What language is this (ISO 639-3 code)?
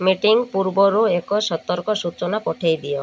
ori